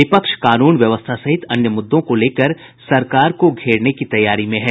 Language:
Hindi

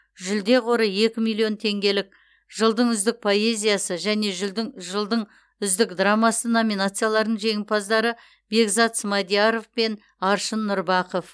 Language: Kazakh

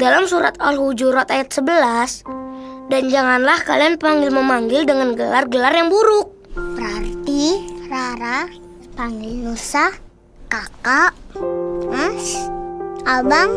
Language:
Indonesian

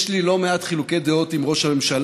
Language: Hebrew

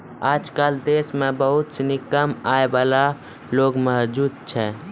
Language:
Maithili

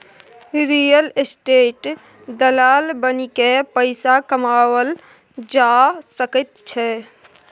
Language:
Maithili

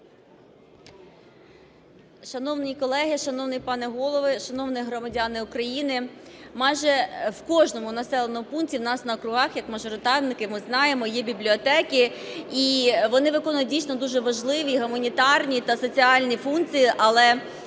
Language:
Ukrainian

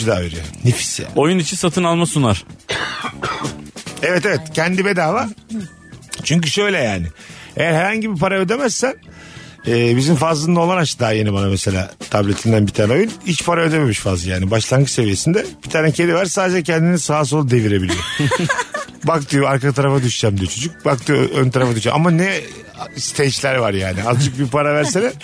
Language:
Turkish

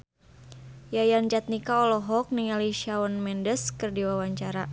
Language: Sundanese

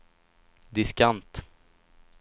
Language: Swedish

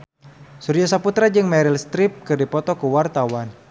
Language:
Sundanese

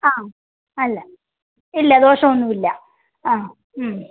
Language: Malayalam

